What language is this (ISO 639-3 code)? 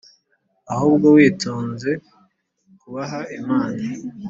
kin